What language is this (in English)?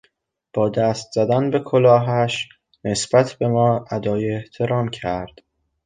Persian